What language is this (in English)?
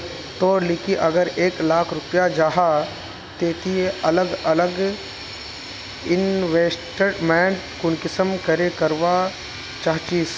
Magahi